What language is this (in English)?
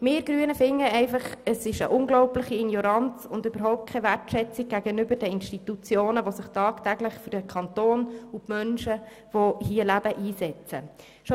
Swiss German